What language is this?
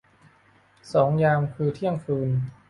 Thai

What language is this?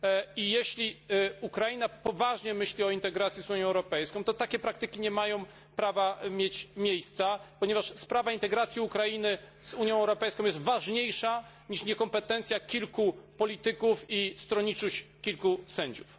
Polish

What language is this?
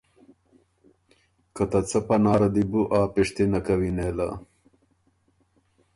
Ormuri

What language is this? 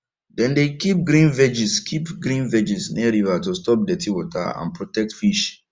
Nigerian Pidgin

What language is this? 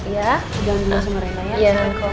Indonesian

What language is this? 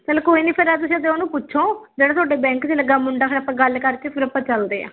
Punjabi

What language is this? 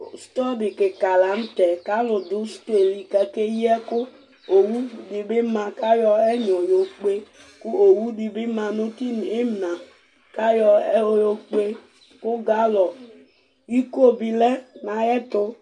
Ikposo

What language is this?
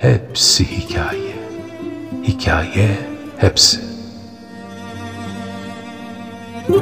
Turkish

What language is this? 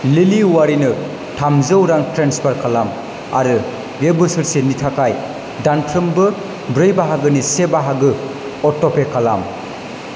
Bodo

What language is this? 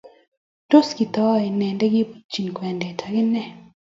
Kalenjin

